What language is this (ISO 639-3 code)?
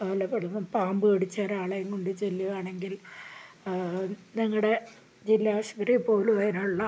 mal